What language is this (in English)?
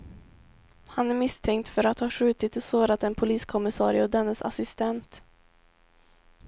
Swedish